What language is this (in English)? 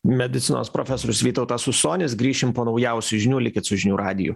Lithuanian